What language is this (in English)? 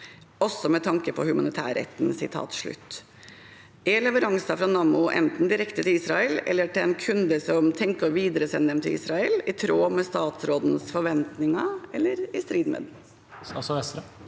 Norwegian